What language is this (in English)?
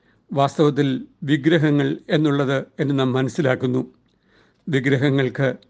Malayalam